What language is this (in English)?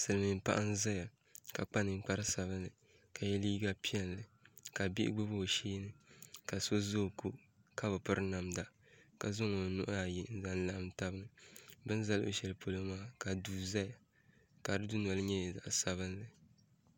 Dagbani